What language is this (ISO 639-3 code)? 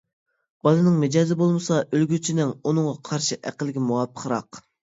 uig